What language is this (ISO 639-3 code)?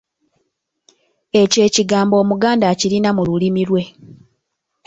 lug